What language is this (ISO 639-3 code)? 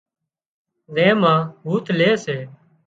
kxp